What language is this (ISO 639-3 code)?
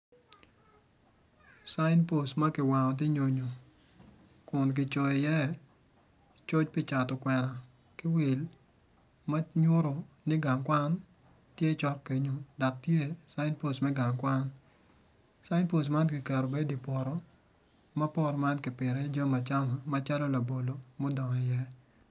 ach